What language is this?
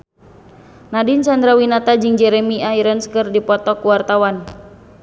Sundanese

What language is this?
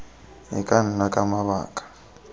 Tswana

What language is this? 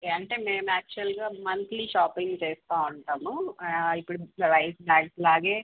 Telugu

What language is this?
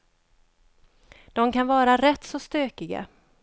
Swedish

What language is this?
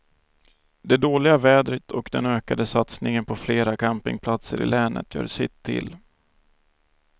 Swedish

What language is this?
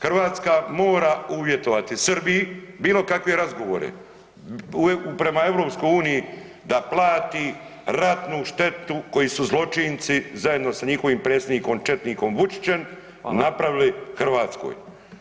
Croatian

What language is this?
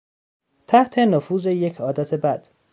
Persian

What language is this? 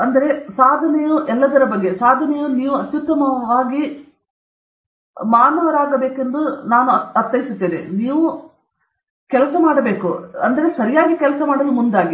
Kannada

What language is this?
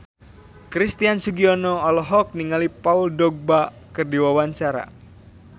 Sundanese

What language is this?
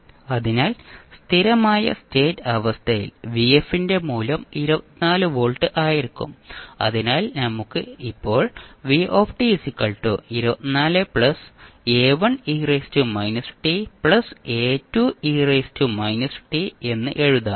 Malayalam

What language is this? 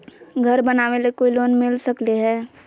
Magahi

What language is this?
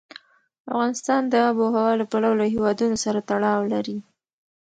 Pashto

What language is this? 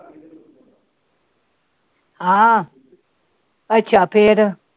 Punjabi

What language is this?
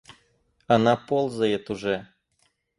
Russian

